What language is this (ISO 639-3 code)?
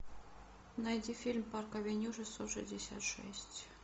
rus